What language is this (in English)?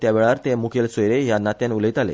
Konkani